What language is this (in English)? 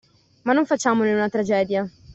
Italian